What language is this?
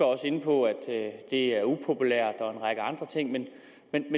Danish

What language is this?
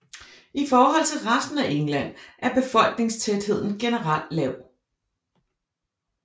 Danish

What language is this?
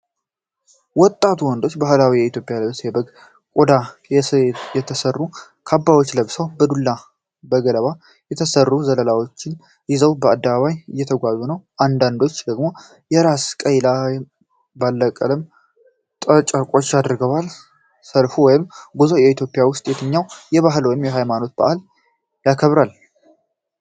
Amharic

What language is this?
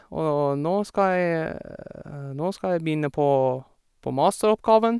Norwegian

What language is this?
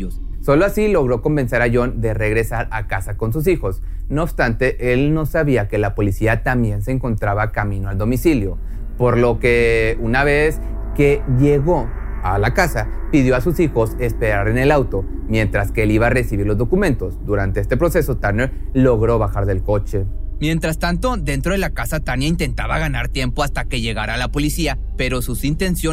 Spanish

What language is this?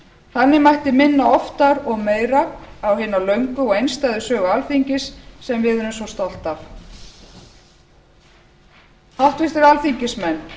Icelandic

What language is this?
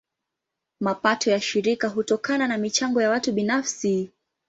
Swahili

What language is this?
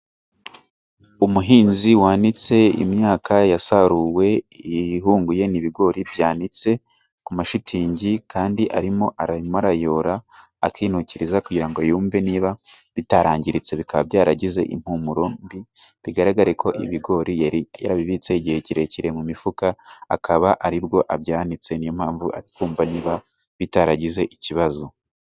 Kinyarwanda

